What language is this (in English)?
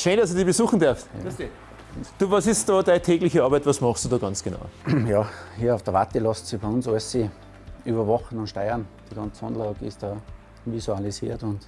German